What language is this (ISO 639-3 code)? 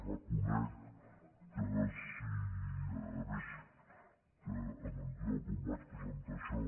cat